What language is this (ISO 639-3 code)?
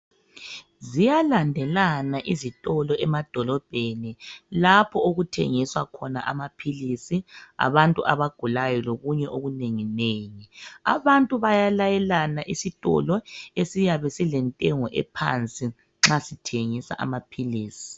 nde